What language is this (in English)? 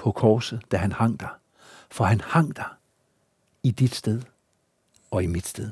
Danish